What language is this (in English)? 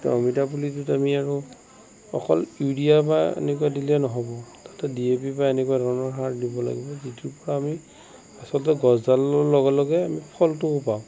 Assamese